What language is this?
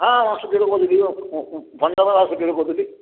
Odia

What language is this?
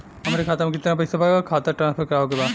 Bhojpuri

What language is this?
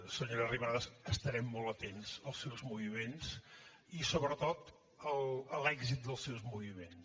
Catalan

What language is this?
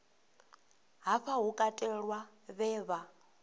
Venda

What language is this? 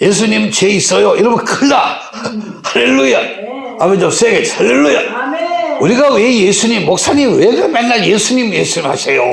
Korean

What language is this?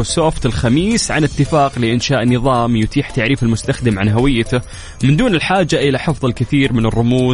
Arabic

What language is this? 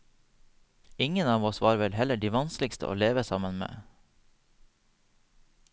Norwegian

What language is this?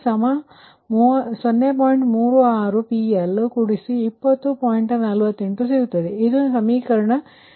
Kannada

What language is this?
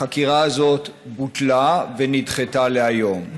Hebrew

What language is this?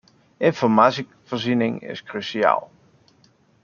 Dutch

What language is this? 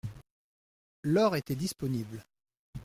French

